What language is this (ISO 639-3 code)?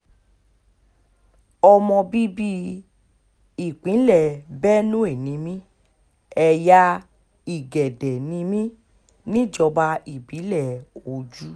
yor